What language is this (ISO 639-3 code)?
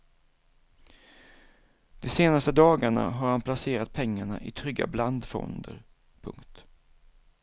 swe